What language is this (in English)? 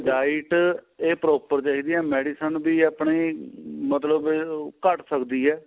Punjabi